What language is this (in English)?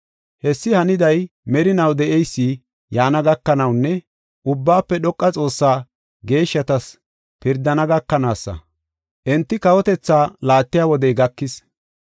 Gofa